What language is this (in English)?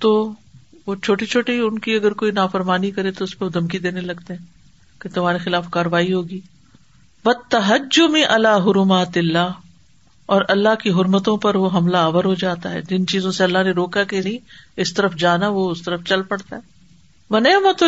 Urdu